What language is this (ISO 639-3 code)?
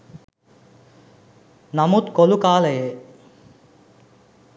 sin